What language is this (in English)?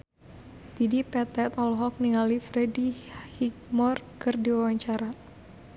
Sundanese